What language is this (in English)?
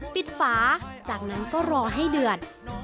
Thai